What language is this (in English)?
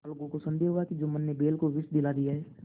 Hindi